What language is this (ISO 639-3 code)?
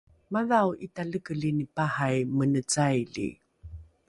dru